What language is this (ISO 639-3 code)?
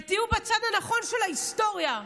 heb